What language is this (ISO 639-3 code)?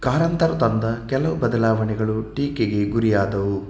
kan